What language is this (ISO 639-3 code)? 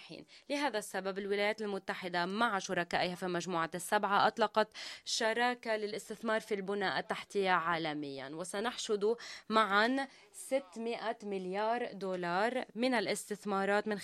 ara